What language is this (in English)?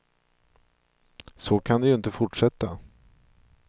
Swedish